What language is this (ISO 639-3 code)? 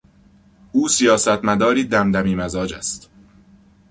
fas